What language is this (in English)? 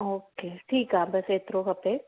Sindhi